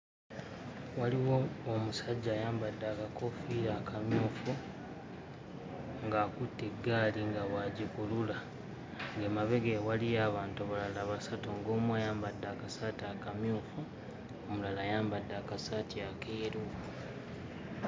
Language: Ganda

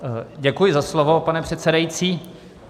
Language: Czech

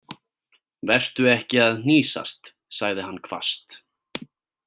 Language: Icelandic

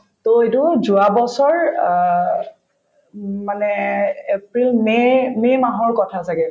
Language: Assamese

